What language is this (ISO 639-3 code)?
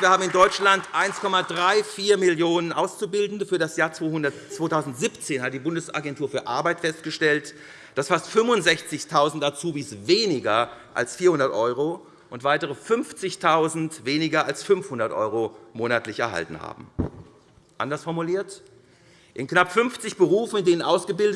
deu